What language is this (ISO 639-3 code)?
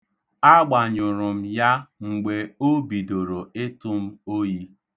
ibo